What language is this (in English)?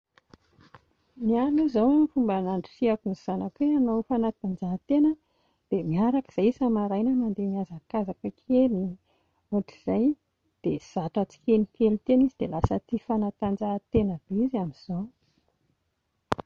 Malagasy